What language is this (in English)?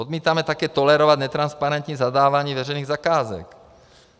Czech